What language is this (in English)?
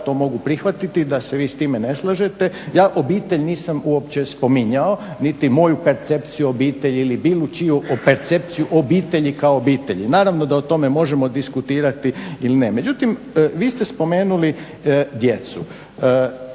Croatian